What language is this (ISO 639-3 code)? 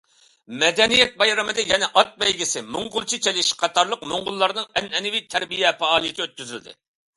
uig